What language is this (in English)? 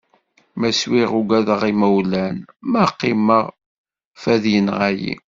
Kabyle